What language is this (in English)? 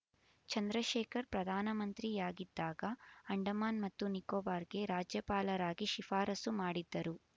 Kannada